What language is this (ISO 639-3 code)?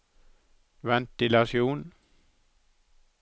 nor